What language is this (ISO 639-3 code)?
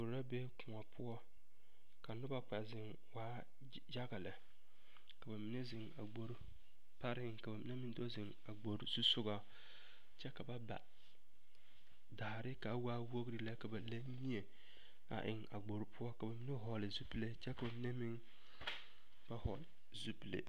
dga